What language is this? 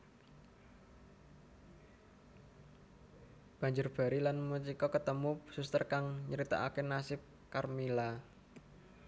Javanese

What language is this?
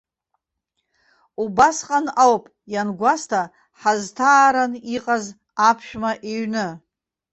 Abkhazian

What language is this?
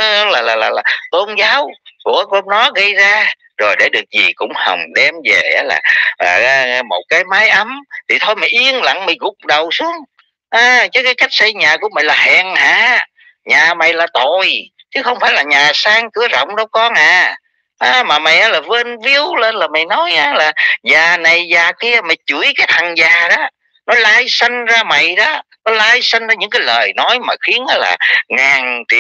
Vietnamese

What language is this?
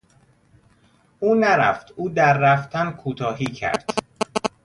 Persian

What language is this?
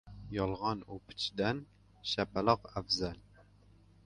Uzbek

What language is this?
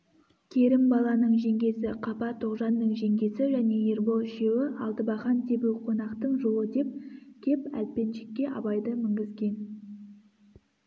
Kazakh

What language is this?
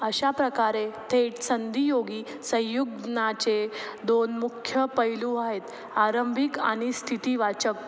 Marathi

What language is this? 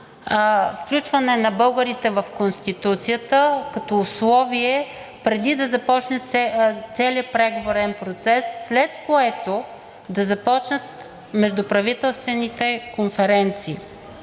Bulgarian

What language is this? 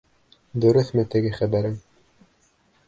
Bashkir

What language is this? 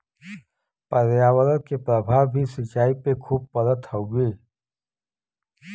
Bhojpuri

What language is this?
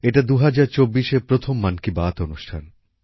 Bangla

